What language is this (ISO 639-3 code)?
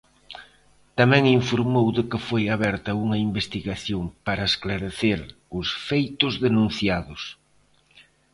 glg